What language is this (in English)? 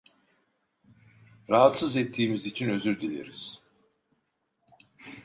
Turkish